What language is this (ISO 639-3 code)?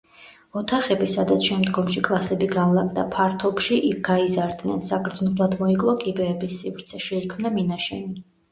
kat